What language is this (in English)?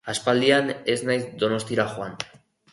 Basque